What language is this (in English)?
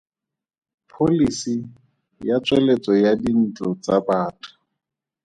Tswana